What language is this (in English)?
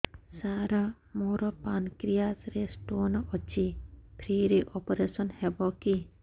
Odia